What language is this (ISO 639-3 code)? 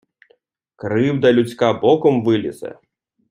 ukr